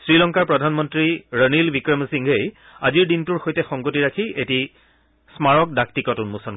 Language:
Assamese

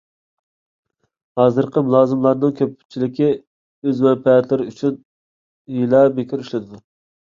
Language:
Uyghur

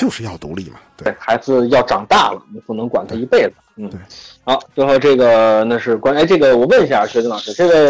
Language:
Chinese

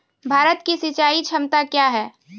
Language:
Maithili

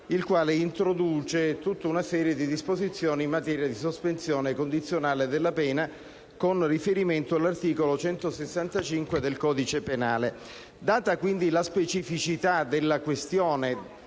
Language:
Italian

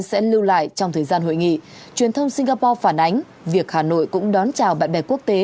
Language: Vietnamese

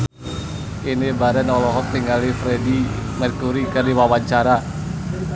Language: Sundanese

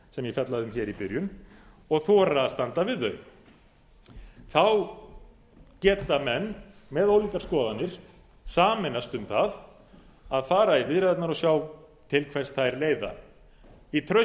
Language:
Icelandic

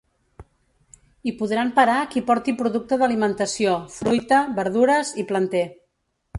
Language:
Catalan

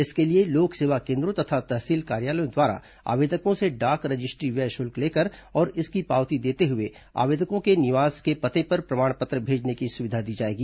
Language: Hindi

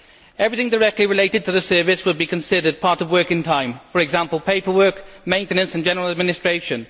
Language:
English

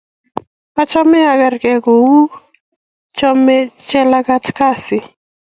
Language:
Kalenjin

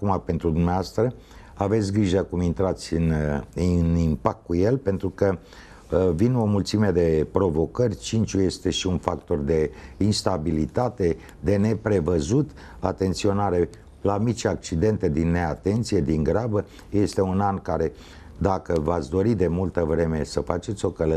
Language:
Romanian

